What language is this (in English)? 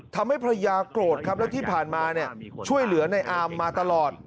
Thai